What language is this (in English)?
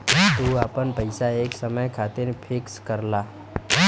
Bhojpuri